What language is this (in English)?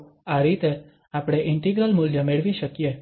Gujarati